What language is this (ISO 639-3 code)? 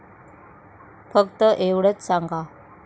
mar